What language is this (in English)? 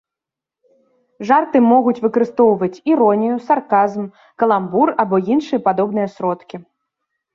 Belarusian